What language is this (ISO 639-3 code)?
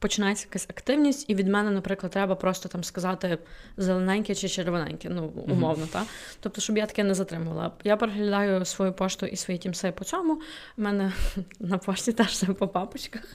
ukr